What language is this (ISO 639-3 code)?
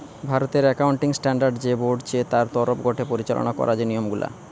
ben